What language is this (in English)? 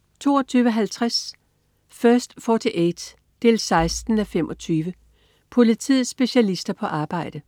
Danish